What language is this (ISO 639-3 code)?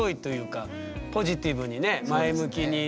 jpn